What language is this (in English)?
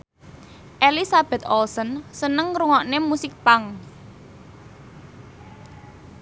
Javanese